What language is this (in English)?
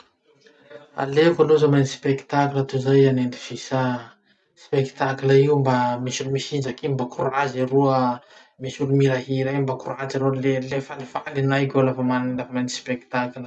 Masikoro Malagasy